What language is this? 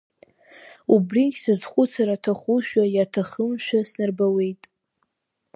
Abkhazian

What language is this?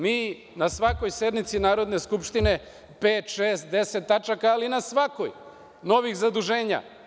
Serbian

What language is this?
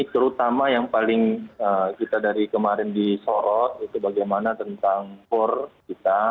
Indonesian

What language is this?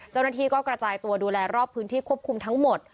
Thai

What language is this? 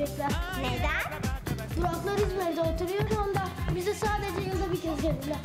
Turkish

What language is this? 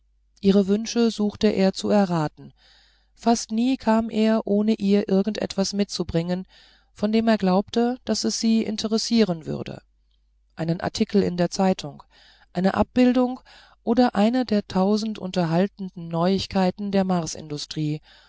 German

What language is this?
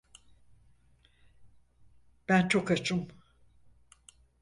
Turkish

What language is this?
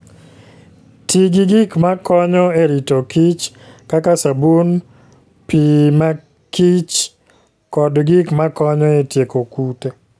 Luo (Kenya and Tanzania)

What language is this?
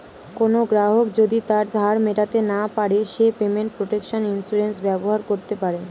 Bangla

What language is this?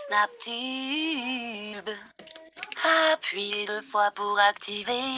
Turkish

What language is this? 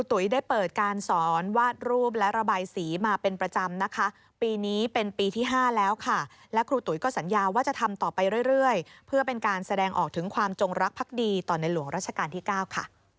Thai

